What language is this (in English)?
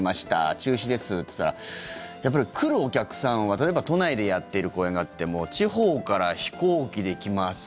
Japanese